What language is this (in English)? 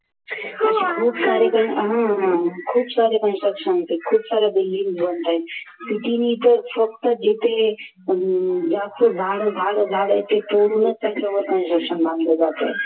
Marathi